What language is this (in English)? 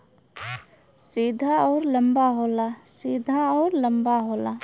Bhojpuri